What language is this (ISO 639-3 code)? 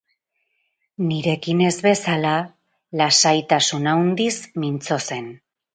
eus